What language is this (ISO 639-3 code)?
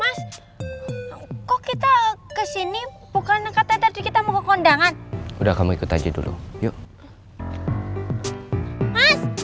ind